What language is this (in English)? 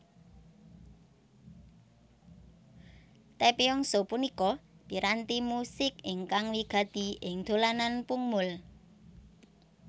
Javanese